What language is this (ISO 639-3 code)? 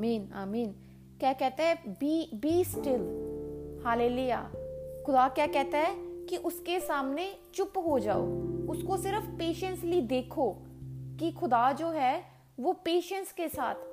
hin